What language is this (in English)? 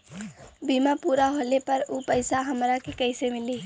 Bhojpuri